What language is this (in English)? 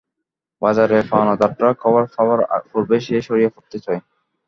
Bangla